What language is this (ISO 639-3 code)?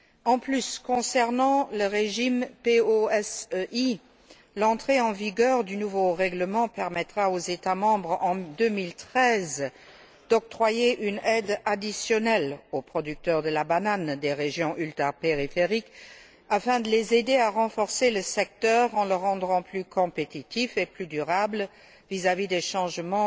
fra